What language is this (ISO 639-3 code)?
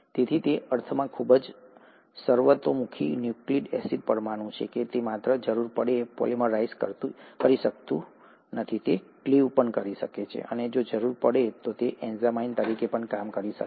guj